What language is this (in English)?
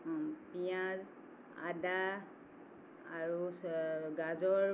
Assamese